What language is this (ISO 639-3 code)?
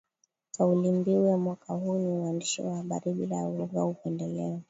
swa